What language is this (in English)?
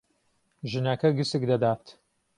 Central Kurdish